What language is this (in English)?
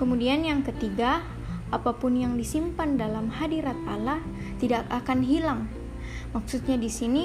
Indonesian